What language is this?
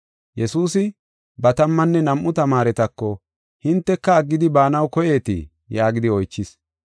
Gofa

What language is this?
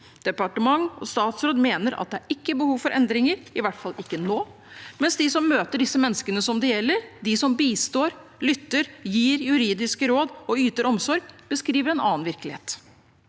Norwegian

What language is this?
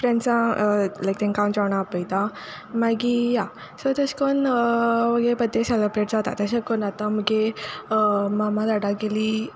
Konkani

